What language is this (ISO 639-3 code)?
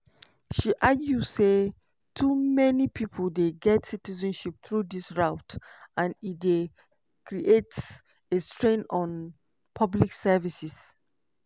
pcm